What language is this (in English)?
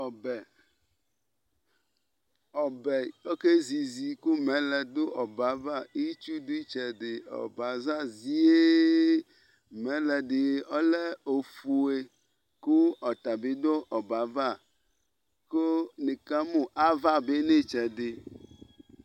Ikposo